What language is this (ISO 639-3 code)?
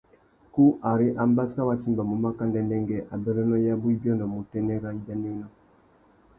bag